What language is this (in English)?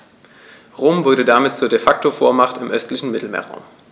German